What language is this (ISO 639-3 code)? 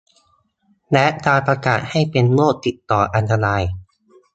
tha